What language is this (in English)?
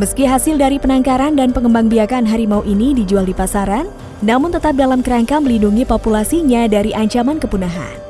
Indonesian